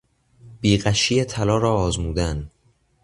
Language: Persian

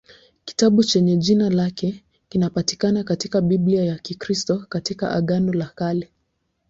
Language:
Swahili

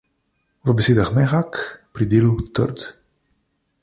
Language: Slovenian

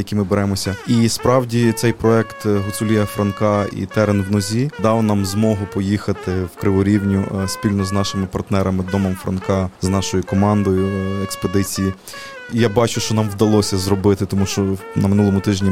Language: Ukrainian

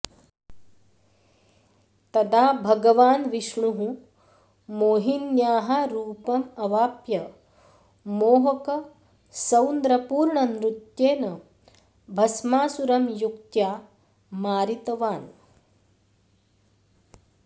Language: Sanskrit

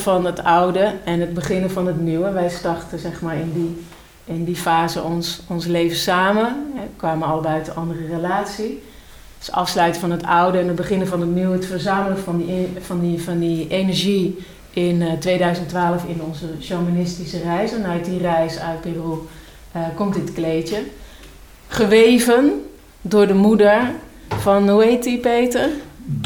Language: Dutch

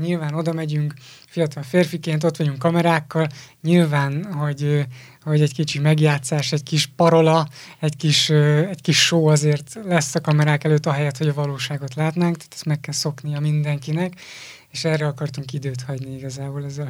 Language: Hungarian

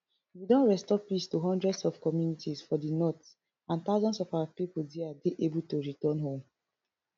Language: Nigerian Pidgin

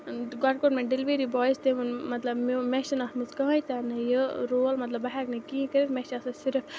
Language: Kashmiri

